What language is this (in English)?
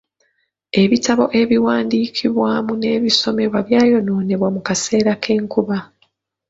Ganda